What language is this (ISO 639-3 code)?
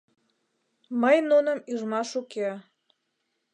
chm